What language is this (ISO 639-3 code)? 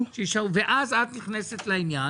heb